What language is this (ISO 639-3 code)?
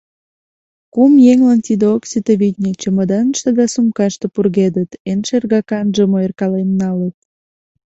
chm